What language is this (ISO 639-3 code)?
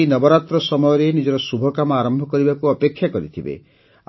ori